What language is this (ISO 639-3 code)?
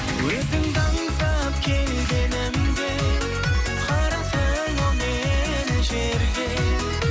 kaz